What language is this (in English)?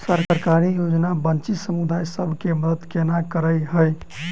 Maithili